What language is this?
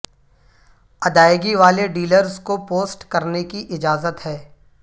Urdu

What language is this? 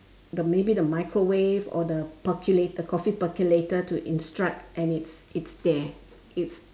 English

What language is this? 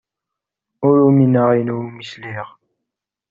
Kabyle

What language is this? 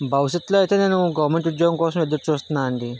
Telugu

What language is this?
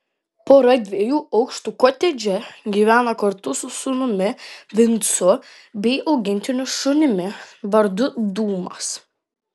Lithuanian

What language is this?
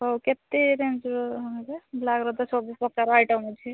Odia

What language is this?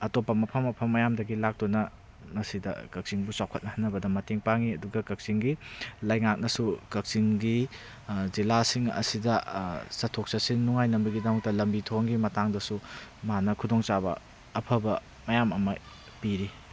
Manipuri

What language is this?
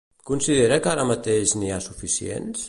Catalan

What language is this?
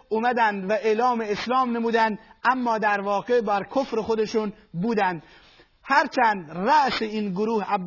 Persian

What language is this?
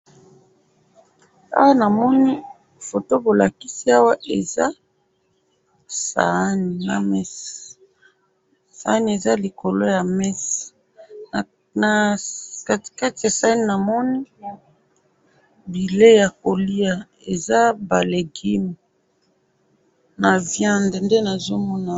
Lingala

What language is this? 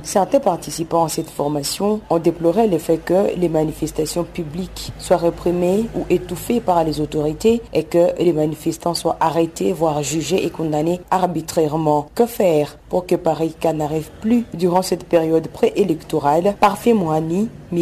French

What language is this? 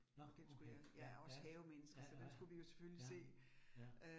Danish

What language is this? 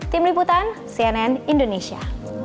Indonesian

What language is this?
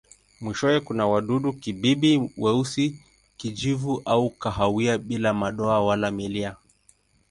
Swahili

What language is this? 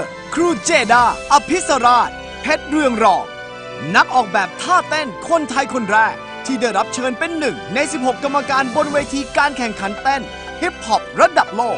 Thai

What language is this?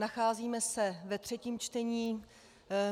Czech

